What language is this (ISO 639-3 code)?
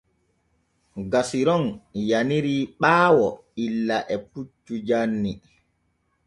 fue